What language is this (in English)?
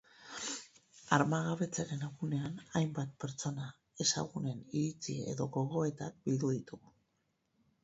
Basque